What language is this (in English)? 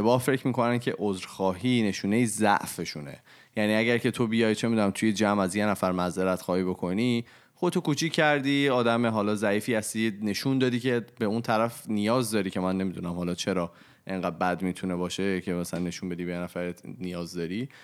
Persian